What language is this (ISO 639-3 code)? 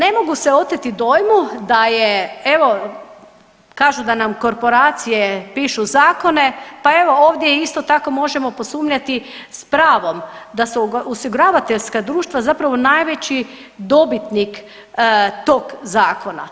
hrv